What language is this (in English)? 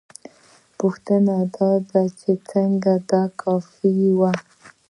Pashto